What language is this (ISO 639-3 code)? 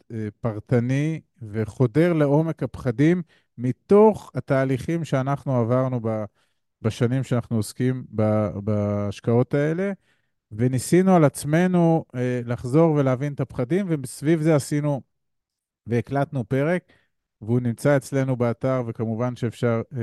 heb